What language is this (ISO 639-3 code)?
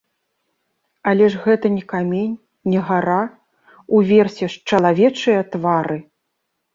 bel